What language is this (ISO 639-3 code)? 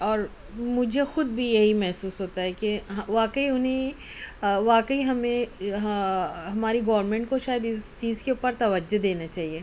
urd